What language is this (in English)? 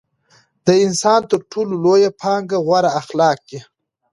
Pashto